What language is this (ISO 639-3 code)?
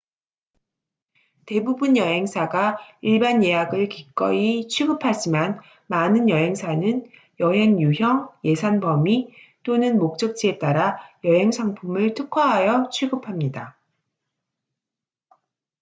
kor